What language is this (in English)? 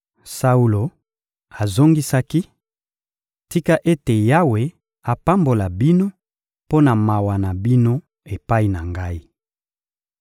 Lingala